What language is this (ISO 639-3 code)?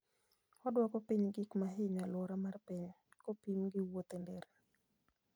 luo